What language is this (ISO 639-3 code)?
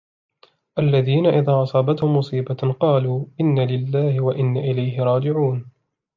ara